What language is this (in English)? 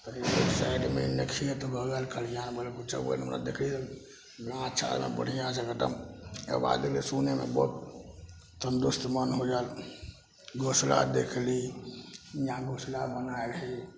Maithili